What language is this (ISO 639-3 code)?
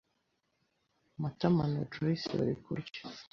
kin